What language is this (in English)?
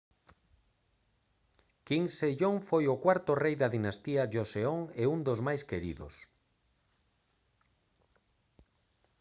Galician